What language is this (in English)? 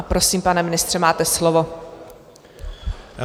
Czech